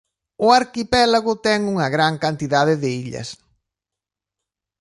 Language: Galician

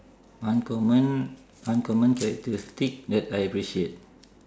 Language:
English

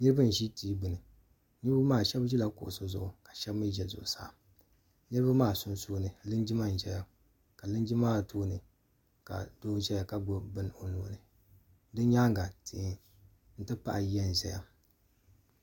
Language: Dagbani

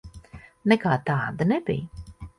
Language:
Latvian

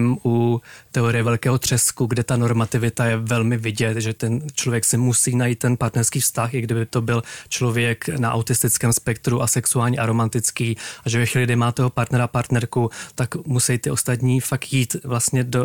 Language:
Czech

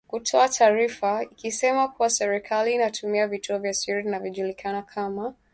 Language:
Swahili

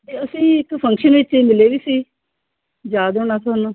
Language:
Punjabi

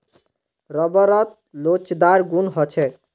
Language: Magahi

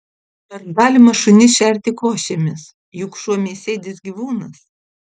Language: Lithuanian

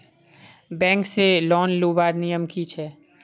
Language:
Magahi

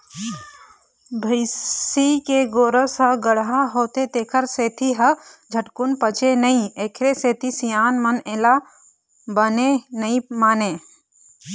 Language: Chhattisgarhi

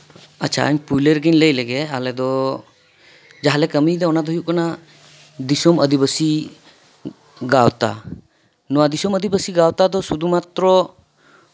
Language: Santali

